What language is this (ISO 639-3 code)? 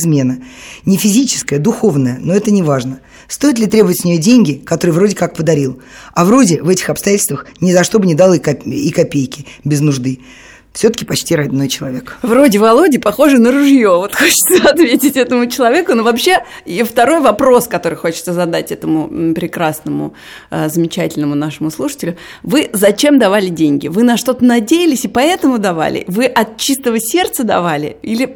rus